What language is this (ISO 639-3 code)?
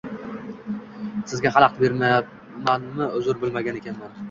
uzb